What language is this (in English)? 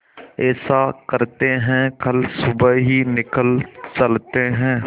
Hindi